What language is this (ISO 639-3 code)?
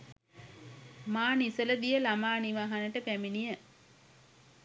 sin